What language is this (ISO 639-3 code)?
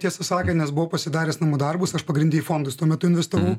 lit